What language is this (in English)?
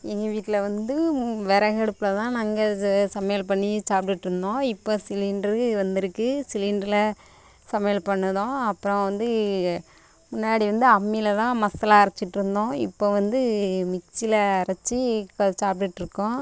Tamil